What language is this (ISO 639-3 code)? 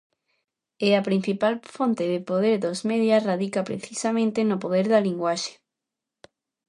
glg